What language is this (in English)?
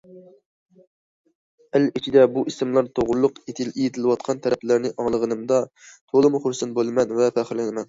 Uyghur